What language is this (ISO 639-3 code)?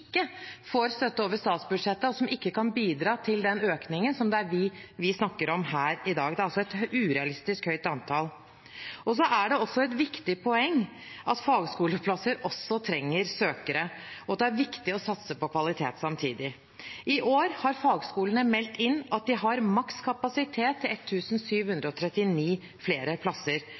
nob